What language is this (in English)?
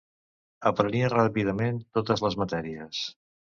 Catalan